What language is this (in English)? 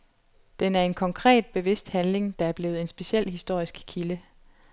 Danish